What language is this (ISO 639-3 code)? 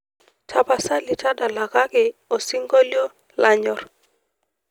mas